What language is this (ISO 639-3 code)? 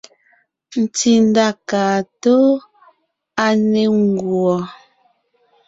nnh